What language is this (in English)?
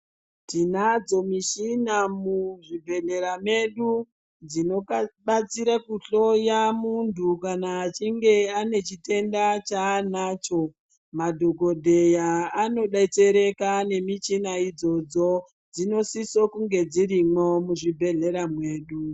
Ndau